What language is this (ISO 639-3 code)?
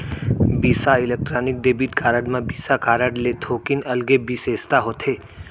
hne